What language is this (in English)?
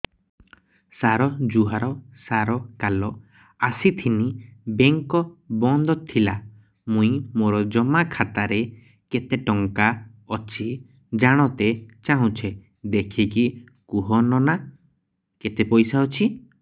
Odia